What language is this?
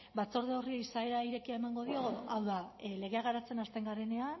Basque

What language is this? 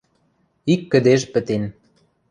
Western Mari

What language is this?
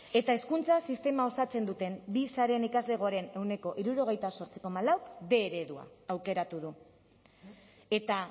Basque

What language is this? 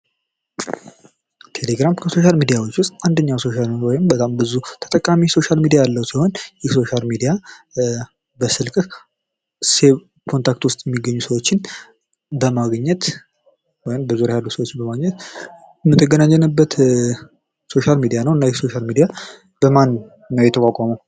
Amharic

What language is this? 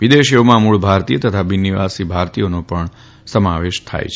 Gujarati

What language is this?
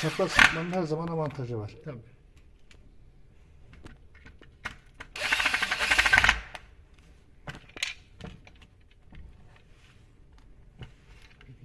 Turkish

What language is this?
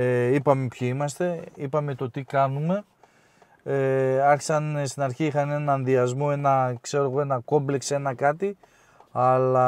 Greek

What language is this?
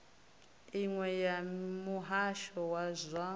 Venda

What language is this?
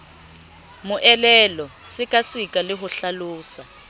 Southern Sotho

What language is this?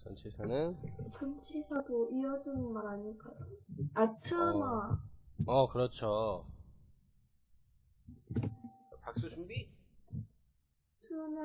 Korean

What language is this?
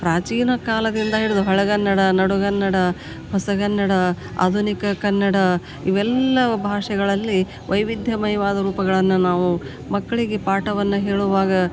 Kannada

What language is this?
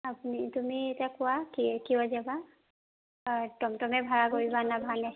Assamese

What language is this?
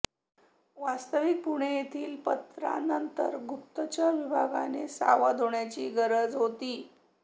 Marathi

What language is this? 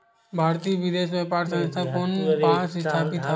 Chhattisgarhi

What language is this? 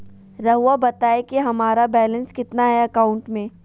Magahi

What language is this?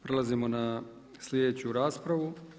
Croatian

